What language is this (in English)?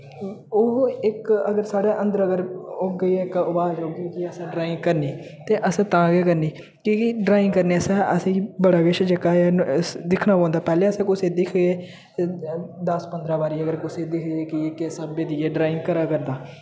Dogri